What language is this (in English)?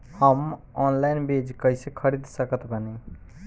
Bhojpuri